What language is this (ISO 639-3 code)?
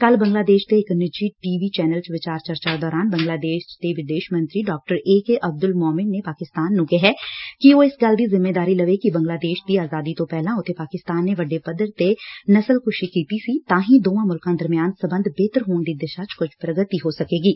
pan